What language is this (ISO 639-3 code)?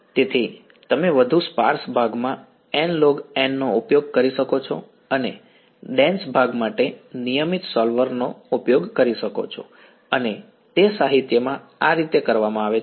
guj